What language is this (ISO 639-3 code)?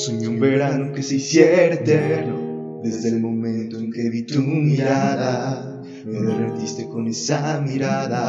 spa